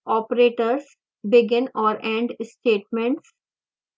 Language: Hindi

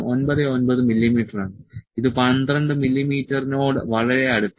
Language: Malayalam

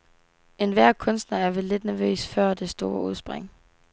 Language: Danish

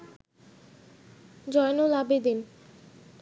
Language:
Bangla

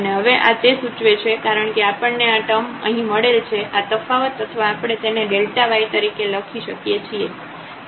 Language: Gujarati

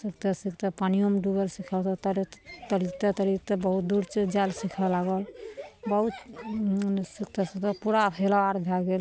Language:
Maithili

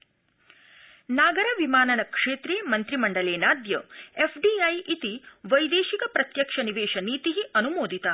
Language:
Sanskrit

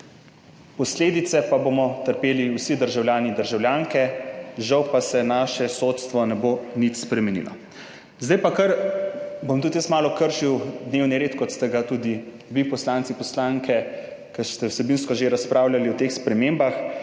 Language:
Slovenian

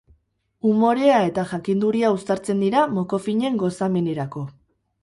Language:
Basque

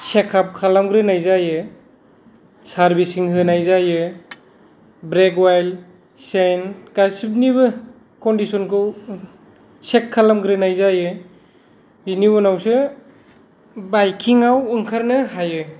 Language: Bodo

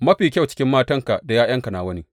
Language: Hausa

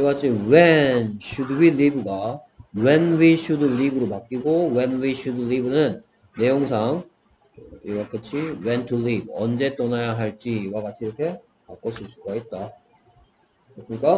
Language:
Korean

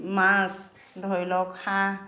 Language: Assamese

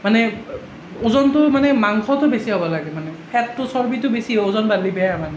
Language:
Assamese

